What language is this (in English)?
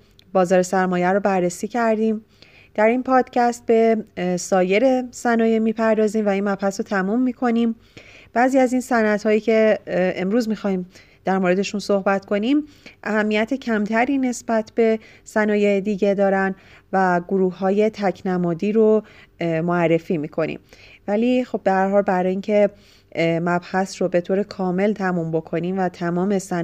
Persian